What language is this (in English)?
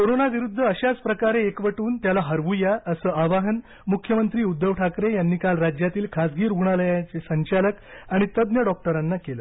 Marathi